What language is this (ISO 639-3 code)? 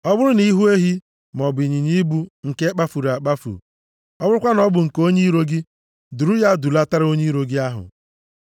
ibo